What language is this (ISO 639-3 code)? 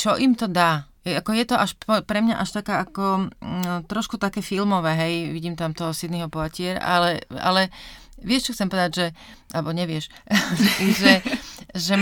slk